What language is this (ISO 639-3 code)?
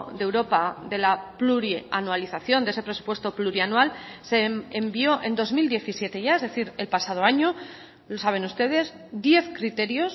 spa